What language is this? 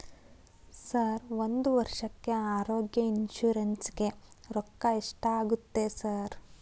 Kannada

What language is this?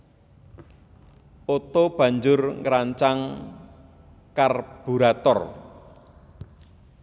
Javanese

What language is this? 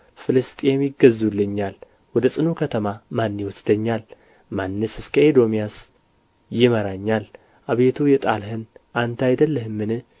Amharic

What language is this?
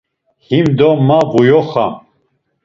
Laz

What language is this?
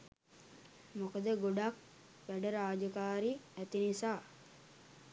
Sinhala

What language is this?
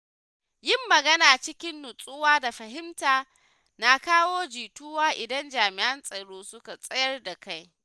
Hausa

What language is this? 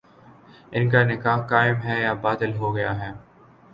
Urdu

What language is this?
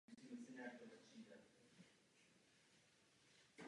Czech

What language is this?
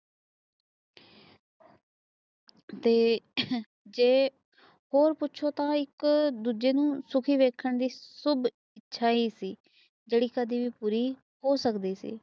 Punjabi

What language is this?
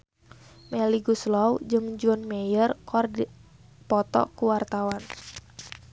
Sundanese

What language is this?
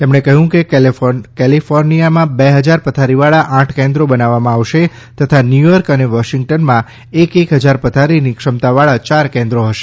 Gujarati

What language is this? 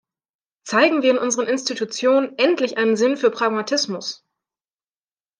German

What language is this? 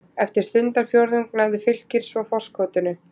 Icelandic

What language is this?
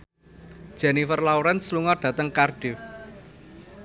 Javanese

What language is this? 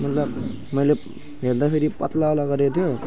Nepali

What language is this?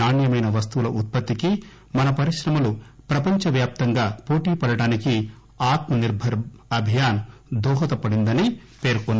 Telugu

